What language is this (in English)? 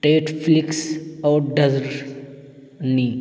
Urdu